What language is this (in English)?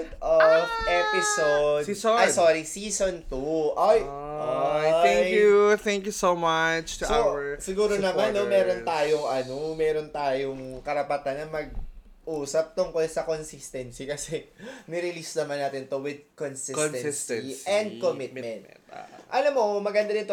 Filipino